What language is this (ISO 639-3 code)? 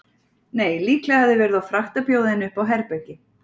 isl